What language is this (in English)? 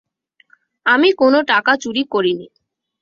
Bangla